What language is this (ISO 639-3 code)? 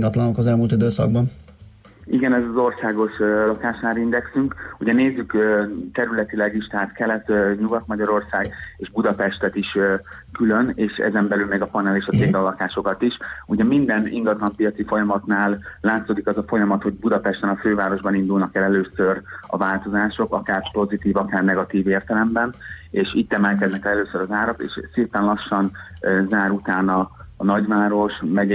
hun